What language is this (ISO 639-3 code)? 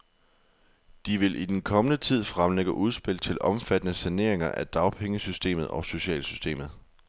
dan